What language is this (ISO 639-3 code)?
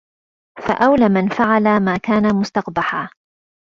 ara